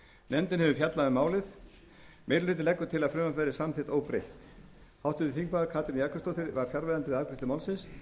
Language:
Icelandic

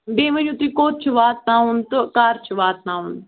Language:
Kashmiri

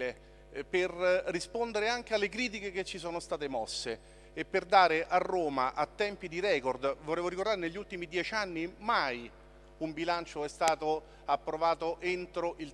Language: Italian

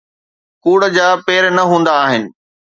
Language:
Sindhi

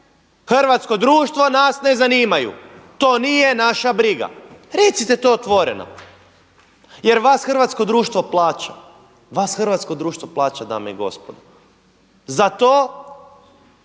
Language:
Croatian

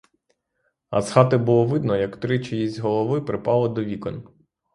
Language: Ukrainian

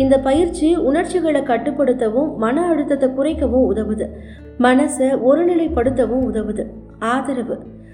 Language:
Tamil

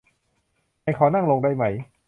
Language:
Thai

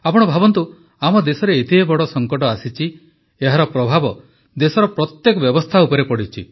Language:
Odia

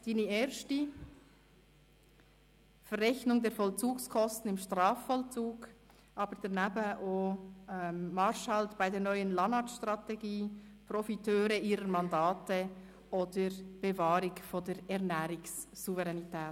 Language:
Swiss German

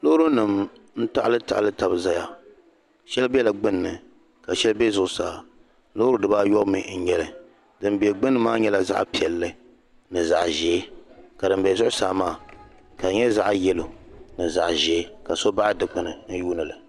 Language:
Dagbani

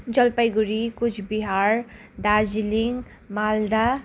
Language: Nepali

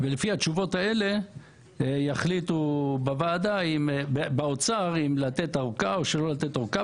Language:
Hebrew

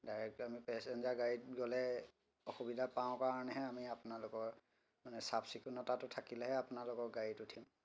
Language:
Assamese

